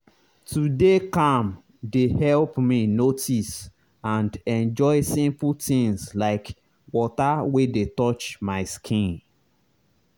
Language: Nigerian Pidgin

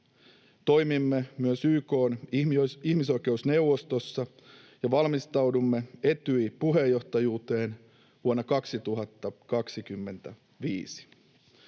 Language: Finnish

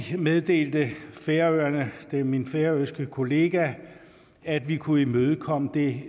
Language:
Danish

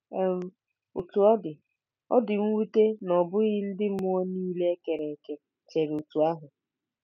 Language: Igbo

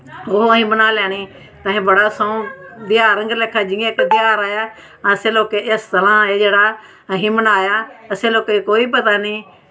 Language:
Dogri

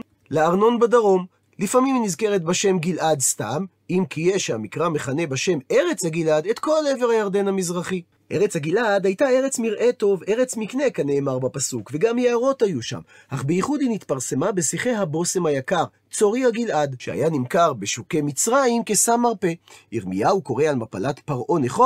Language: Hebrew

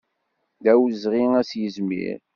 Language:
Kabyle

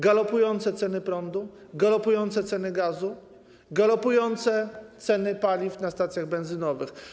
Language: Polish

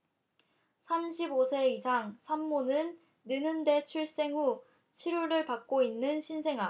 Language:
Korean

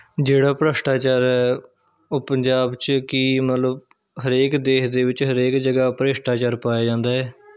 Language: Punjabi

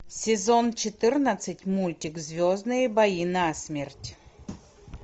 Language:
Russian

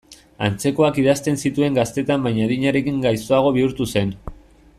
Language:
Basque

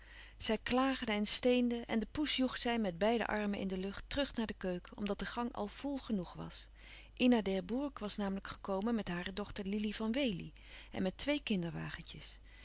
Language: Dutch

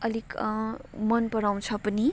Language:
Nepali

